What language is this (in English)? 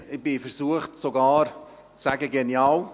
Swiss German